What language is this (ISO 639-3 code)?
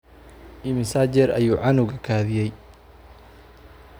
som